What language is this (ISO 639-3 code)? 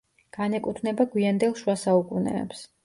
kat